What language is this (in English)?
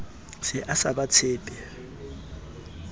Southern Sotho